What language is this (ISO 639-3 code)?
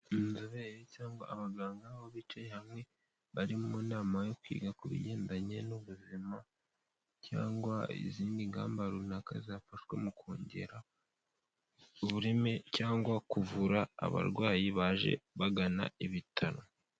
kin